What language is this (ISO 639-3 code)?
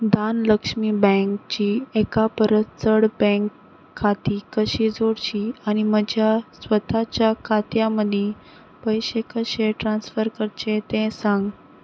kok